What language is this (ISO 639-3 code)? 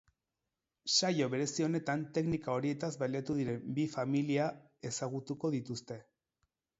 eus